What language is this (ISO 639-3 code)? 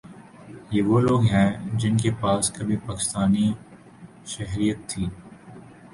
urd